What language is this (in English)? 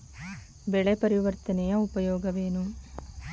Kannada